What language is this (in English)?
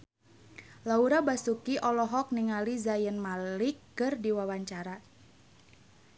Sundanese